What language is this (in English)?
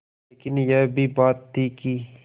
Hindi